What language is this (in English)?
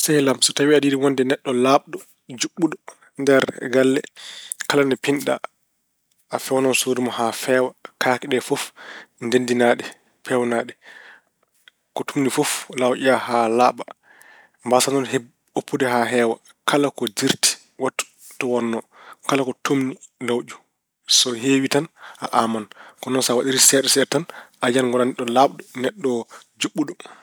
Fula